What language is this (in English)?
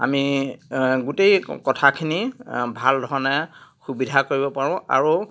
Assamese